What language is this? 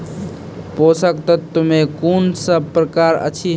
Maithili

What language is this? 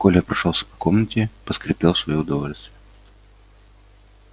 Russian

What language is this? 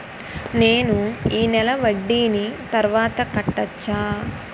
Telugu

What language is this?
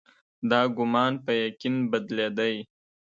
Pashto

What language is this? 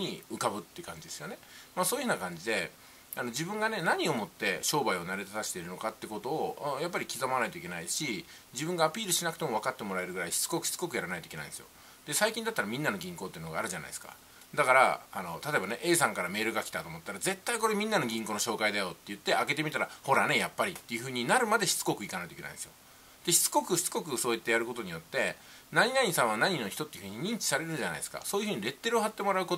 Japanese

